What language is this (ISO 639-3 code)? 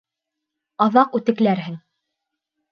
bak